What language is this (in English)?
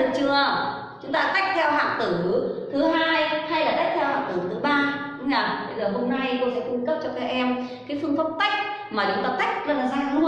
Vietnamese